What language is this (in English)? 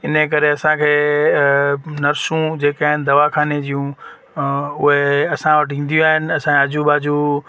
Sindhi